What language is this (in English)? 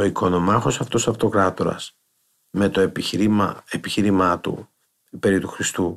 Greek